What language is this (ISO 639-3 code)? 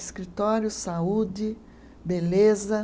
por